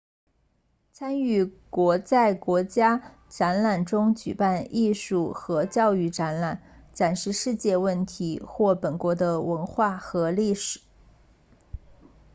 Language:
Chinese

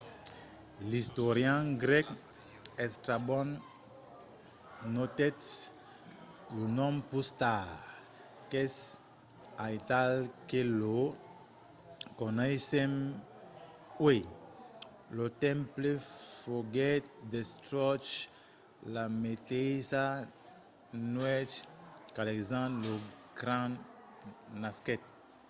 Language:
Occitan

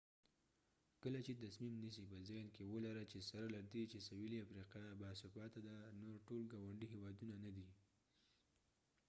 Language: Pashto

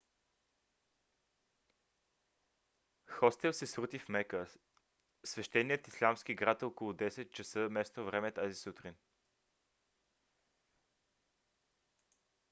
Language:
Bulgarian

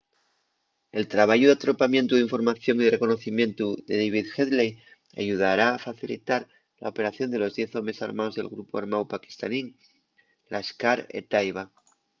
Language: Asturian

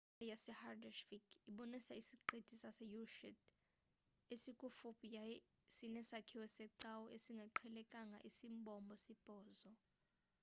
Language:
Xhosa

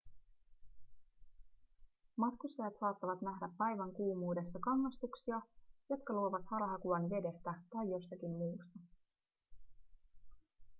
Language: Finnish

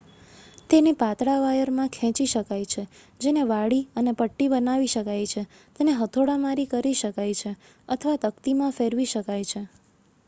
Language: Gujarati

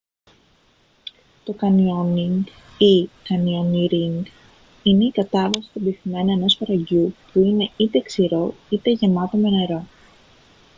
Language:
Greek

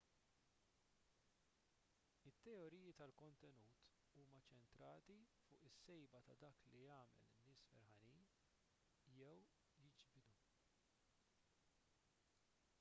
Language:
Maltese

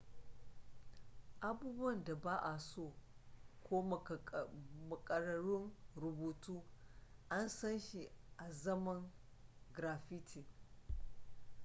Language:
Hausa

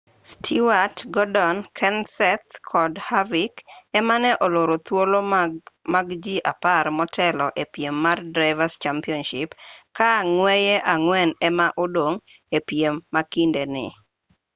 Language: Luo (Kenya and Tanzania)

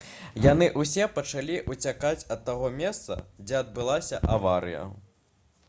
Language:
Belarusian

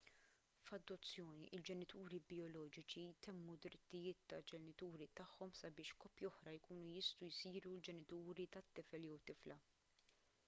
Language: Maltese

